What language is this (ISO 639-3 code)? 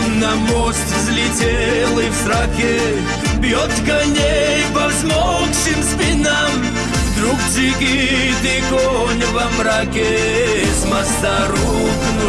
rus